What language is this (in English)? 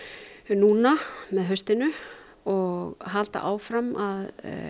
Icelandic